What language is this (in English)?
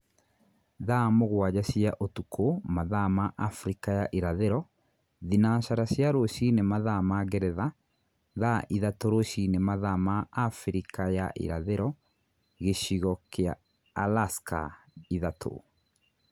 Kikuyu